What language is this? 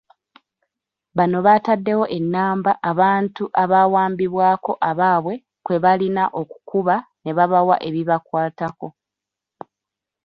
Ganda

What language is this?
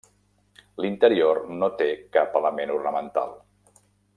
Catalan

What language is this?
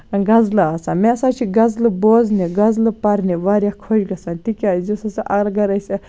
Kashmiri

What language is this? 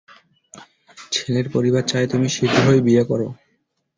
Bangla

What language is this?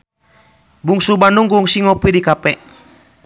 Sundanese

